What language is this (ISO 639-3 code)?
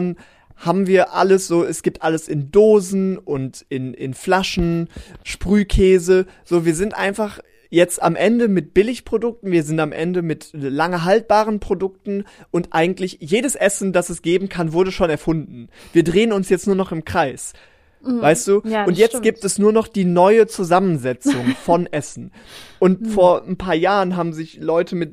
deu